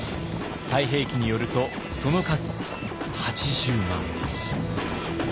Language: Japanese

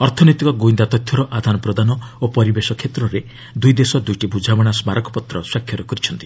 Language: Odia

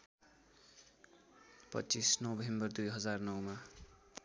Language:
Nepali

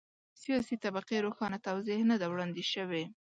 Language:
Pashto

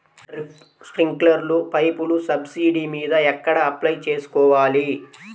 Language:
Telugu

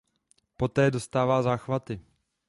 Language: Czech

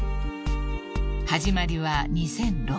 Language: Japanese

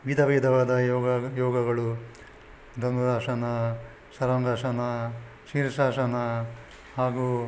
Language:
Kannada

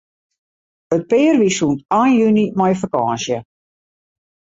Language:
Western Frisian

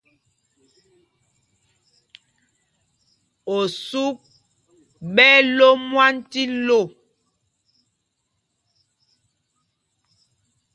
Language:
Mpumpong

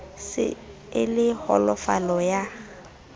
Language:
Southern Sotho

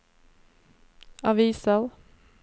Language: Norwegian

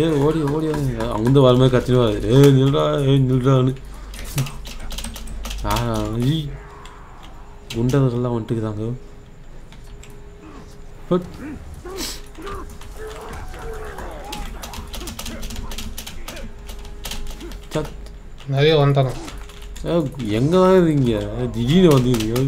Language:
Korean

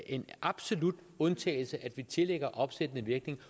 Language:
Danish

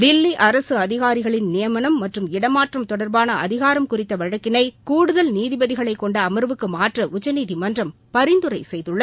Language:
Tamil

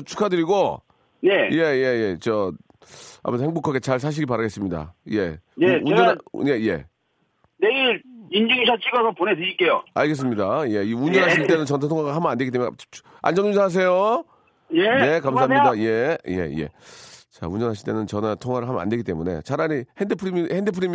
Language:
Korean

